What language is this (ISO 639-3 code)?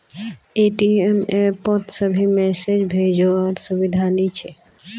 mag